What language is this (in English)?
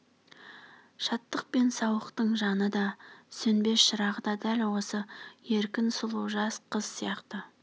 Kazakh